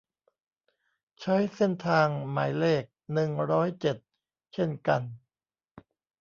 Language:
Thai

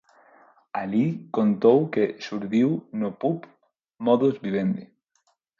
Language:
Galician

